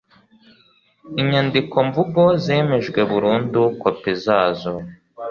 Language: Kinyarwanda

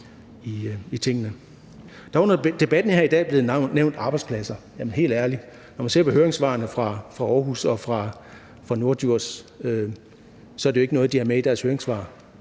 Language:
Danish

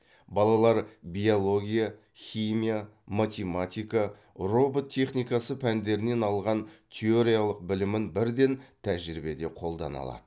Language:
Kazakh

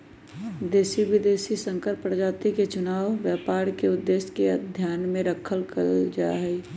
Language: Magahi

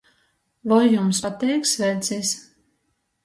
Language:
Latgalian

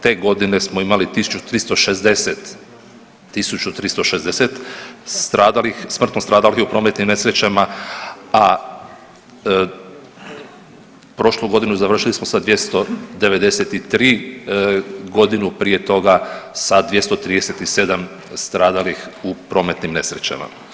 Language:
Croatian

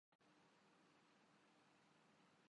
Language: Urdu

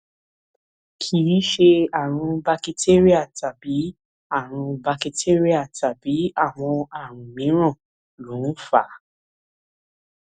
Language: Yoruba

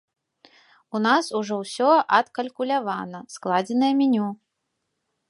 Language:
Belarusian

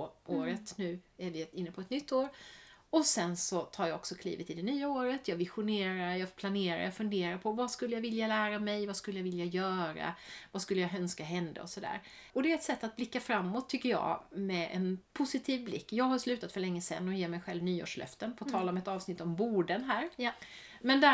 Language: Swedish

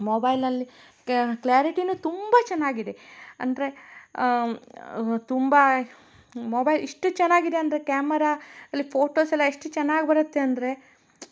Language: Kannada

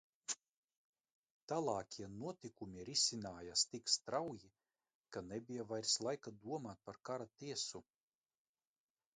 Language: Latvian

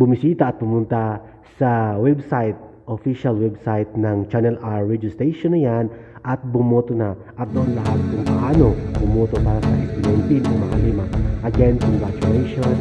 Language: Filipino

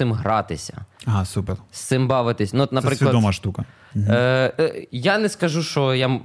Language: Ukrainian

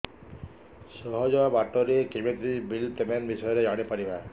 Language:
Odia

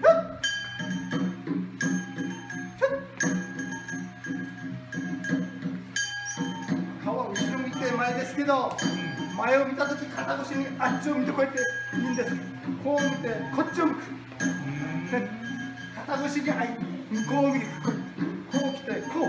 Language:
Japanese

